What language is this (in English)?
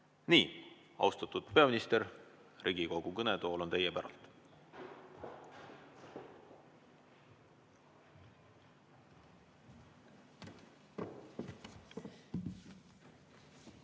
Estonian